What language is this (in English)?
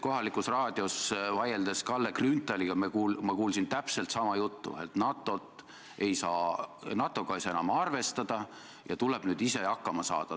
Estonian